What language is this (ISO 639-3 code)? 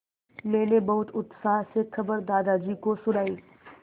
hin